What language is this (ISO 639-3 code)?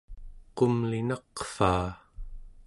esu